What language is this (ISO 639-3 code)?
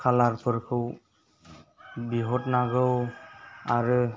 brx